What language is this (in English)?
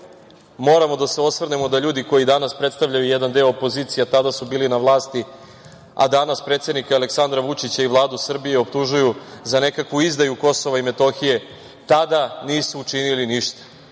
Serbian